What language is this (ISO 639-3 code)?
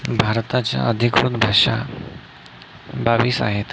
mar